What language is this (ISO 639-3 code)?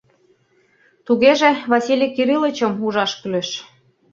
chm